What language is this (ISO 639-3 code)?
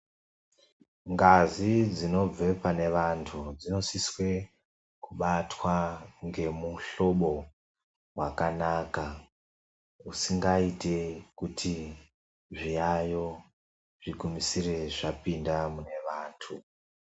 ndc